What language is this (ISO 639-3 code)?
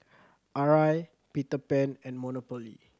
eng